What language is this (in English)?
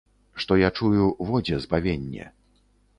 Belarusian